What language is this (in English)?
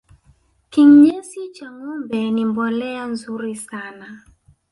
Swahili